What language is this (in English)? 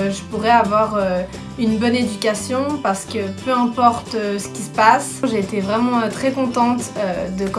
French